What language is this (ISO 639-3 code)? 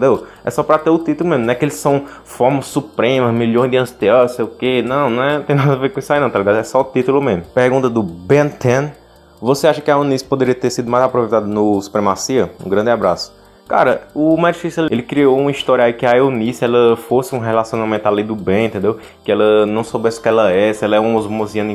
por